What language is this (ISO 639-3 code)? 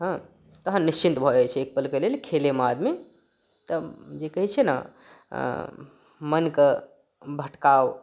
mai